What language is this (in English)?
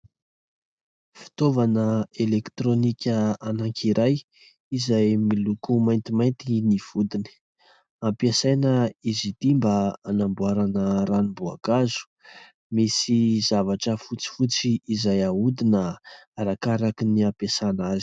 Malagasy